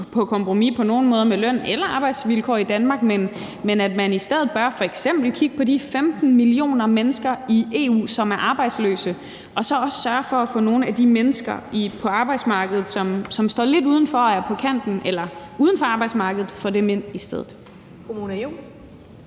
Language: Danish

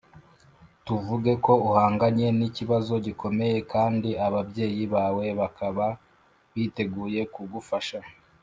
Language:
Kinyarwanda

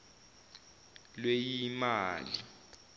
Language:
Zulu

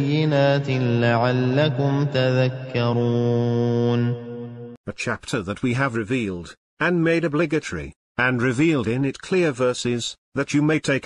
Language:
Arabic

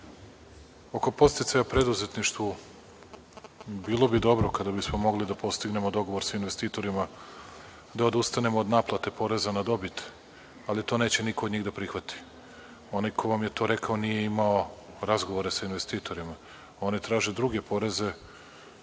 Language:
Serbian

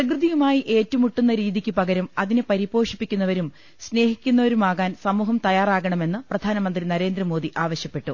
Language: Malayalam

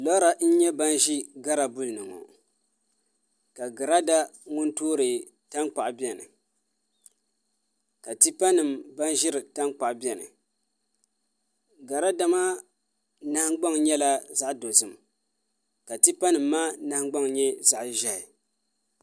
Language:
Dagbani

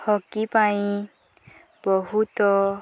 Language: Odia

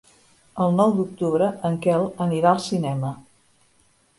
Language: Catalan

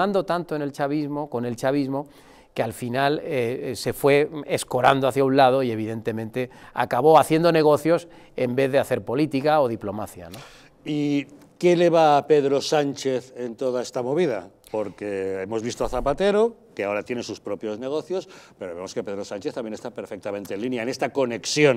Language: Spanish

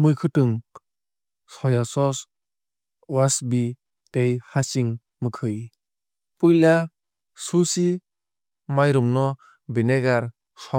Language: Kok Borok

